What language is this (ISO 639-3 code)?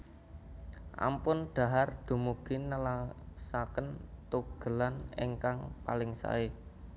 jav